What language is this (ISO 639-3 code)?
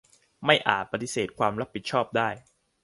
tha